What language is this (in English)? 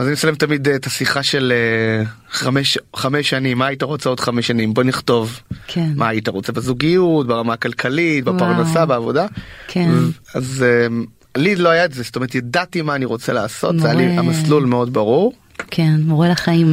Hebrew